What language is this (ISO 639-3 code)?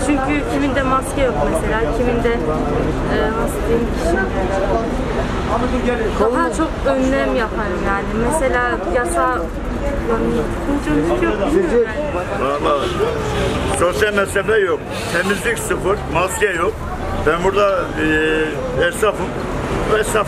tur